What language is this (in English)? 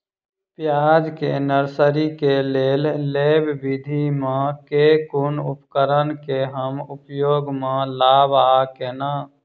Maithili